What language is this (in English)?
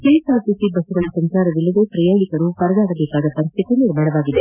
Kannada